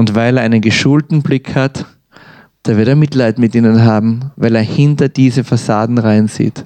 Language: German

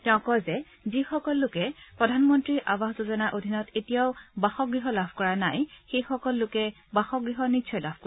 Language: Assamese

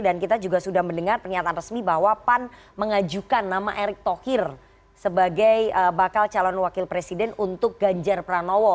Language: Indonesian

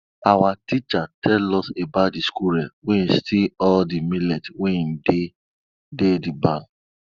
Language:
Nigerian Pidgin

